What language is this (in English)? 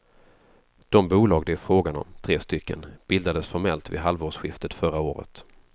Swedish